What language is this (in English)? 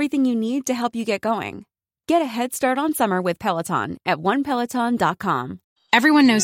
Filipino